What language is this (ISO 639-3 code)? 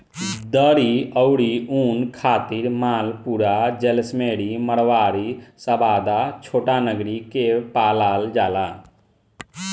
bho